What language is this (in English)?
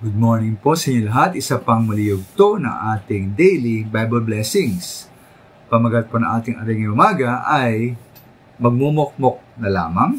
Filipino